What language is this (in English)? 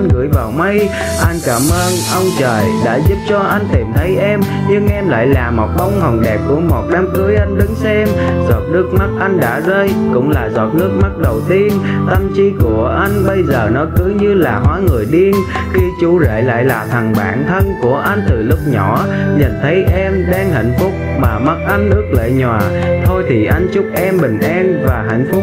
Vietnamese